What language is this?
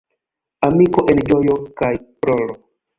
Esperanto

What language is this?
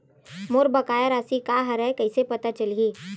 Chhattisgarhi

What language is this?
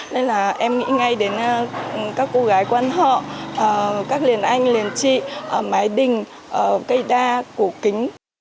Vietnamese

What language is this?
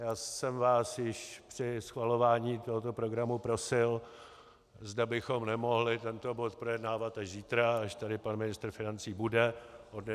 Czech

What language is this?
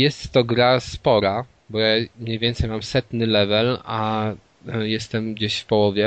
Polish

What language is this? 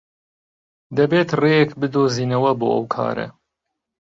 Central Kurdish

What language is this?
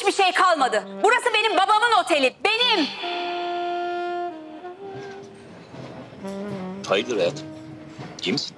Turkish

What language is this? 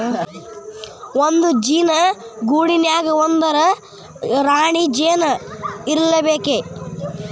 Kannada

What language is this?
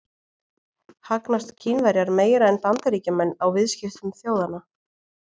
Icelandic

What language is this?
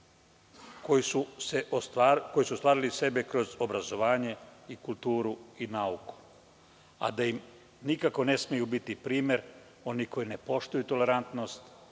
Serbian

